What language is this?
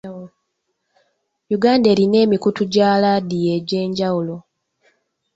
Ganda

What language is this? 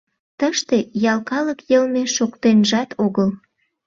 Mari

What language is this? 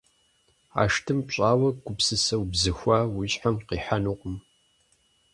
Kabardian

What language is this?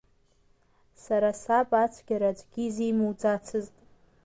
Abkhazian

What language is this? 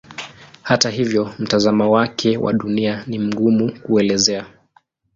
Swahili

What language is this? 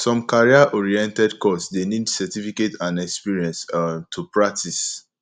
Nigerian Pidgin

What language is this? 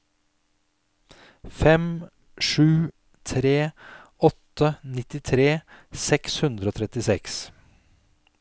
Norwegian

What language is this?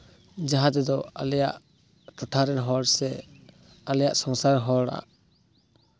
Santali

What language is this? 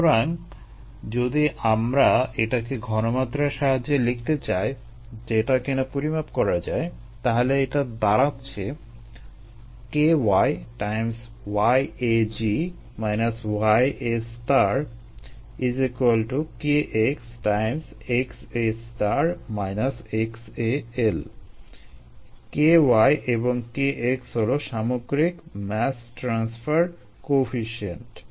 Bangla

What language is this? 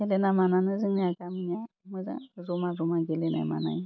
Bodo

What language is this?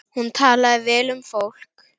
Icelandic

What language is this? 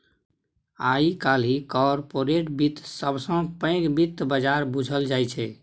Maithili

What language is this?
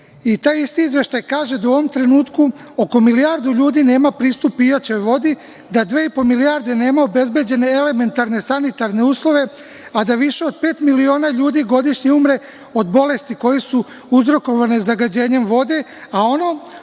Serbian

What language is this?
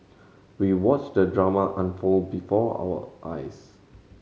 English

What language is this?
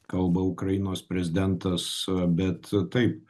Lithuanian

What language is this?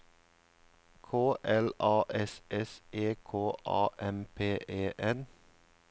Norwegian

